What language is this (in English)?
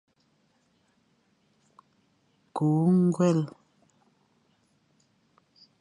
Fang